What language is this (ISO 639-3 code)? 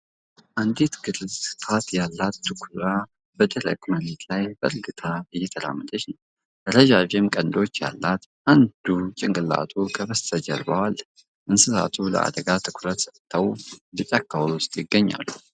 amh